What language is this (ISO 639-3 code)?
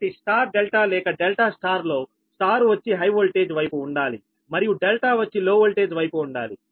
tel